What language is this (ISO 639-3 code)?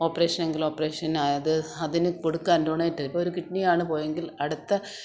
mal